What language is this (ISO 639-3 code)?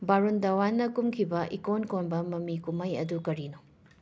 mni